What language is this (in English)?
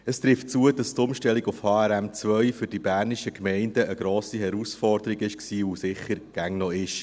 Swiss German